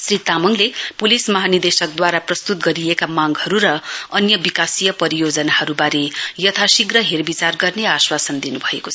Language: Nepali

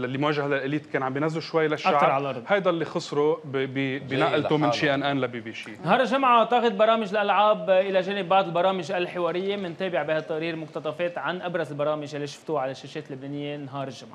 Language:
Arabic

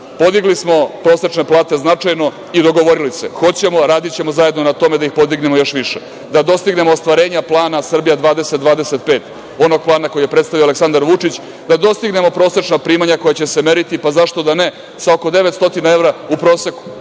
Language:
Serbian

